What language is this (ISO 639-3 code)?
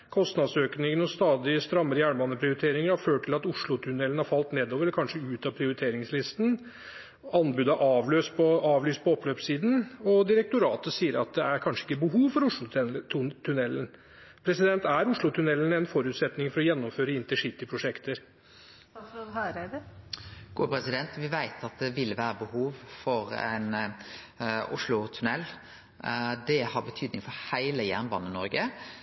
nor